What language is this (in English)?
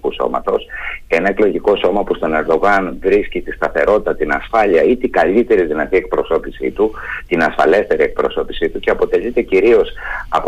Greek